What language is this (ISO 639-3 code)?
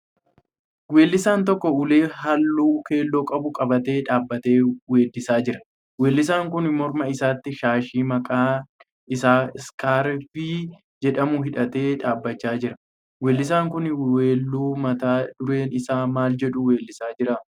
orm